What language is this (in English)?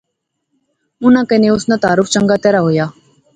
Pahari-Potwari